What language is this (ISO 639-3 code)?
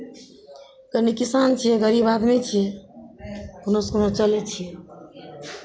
mai